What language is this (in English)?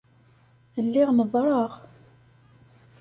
Kabyle